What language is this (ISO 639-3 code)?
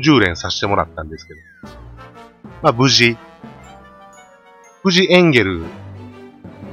jpn